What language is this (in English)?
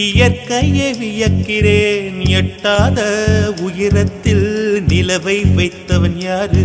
Tamil